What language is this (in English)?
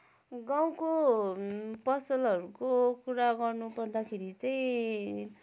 Nepali